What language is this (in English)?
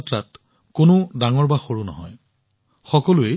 Assamese